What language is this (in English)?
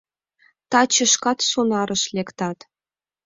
Mari